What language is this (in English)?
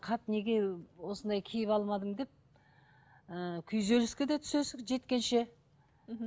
Kazakh